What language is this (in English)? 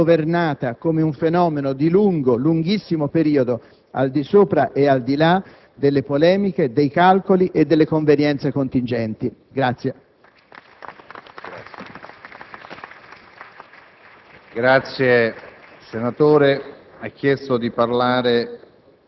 Italian